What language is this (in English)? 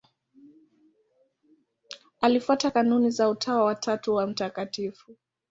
Swahili